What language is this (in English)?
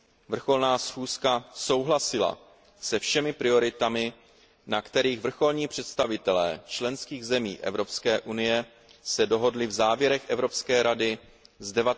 Czech